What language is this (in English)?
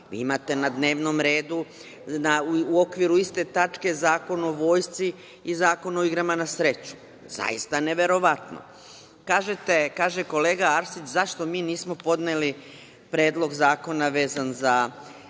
Serbian